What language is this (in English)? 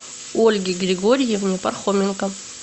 Russian